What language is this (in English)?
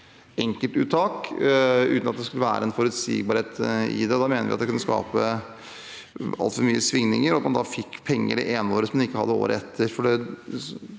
Norwegian